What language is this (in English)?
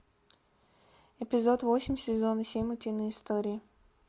Russian